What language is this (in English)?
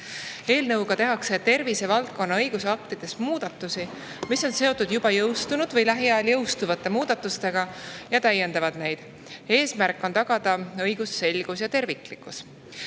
Estonian